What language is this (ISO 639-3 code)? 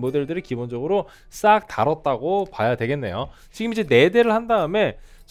kor